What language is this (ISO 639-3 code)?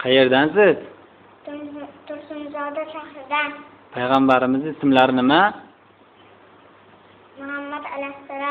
tur